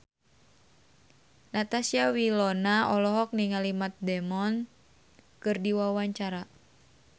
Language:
Sundanese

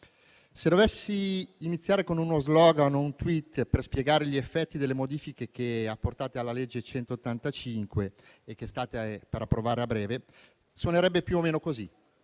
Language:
Italian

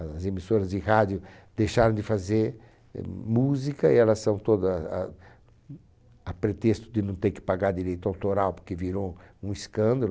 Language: Portuguese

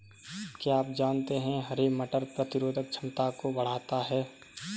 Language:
Hindi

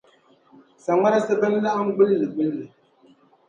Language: Dagbani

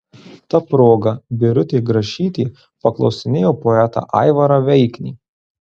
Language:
Lithuanian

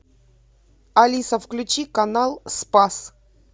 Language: Russian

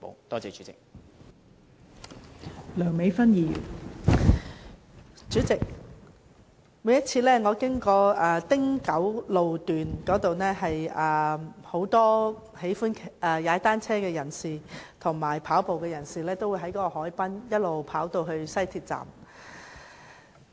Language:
Cantonese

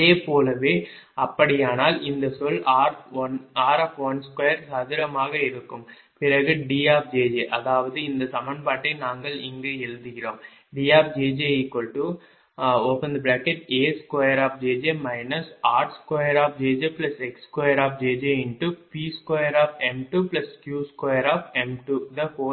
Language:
Tamil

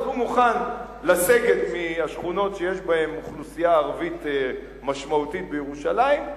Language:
Hebrew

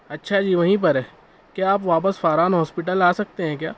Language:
Urdu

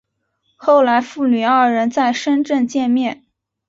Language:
Chinese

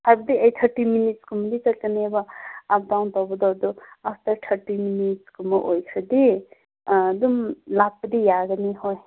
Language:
Manipuri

